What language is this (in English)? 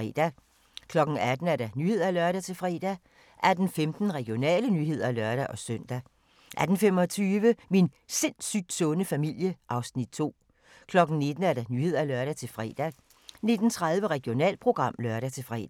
Danish